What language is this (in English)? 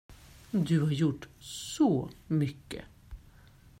Swedish